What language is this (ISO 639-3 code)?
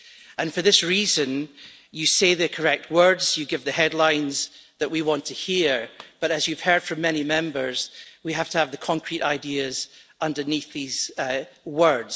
eng